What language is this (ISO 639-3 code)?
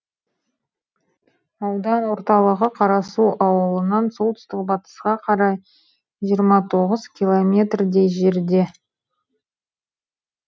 kaz